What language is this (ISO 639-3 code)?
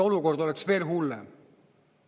est